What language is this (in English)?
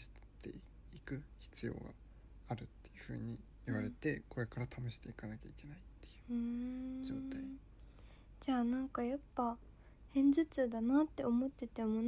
Japanese